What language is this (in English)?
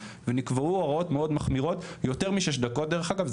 Hebrew